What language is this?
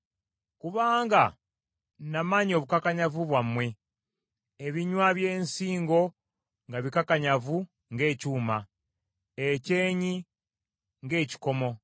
Ganda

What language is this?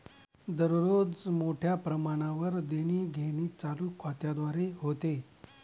Marathi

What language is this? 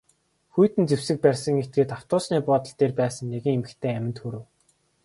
Mongolian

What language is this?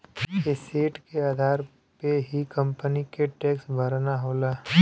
Bhojpuri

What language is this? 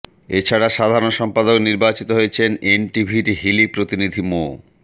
Bangla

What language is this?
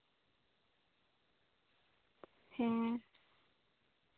Santali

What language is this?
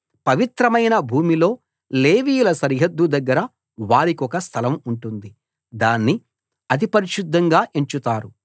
Telugu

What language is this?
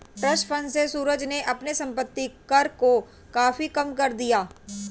Hindi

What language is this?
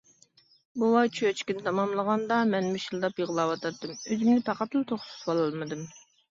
Uyghur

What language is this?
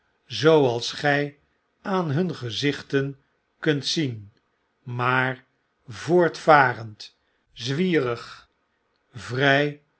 Dutch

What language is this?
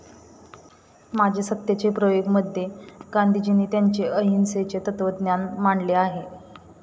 Marathi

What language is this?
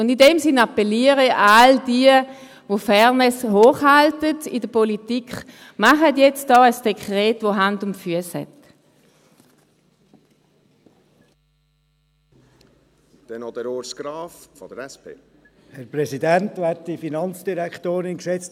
Swiss German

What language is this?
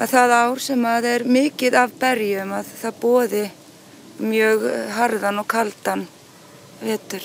Norwegian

